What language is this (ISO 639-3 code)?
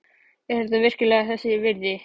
isl